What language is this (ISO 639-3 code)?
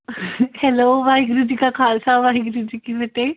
pan